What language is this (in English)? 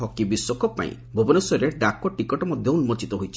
Odia